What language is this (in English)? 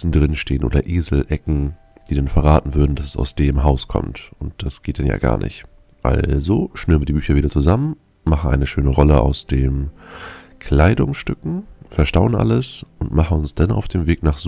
German